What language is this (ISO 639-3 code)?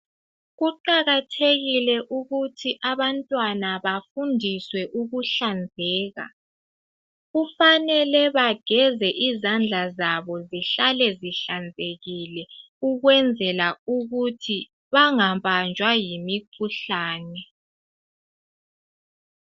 nde